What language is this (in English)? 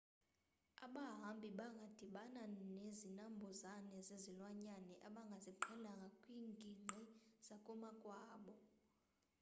Xhosa